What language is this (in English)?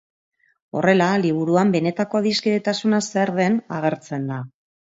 Basque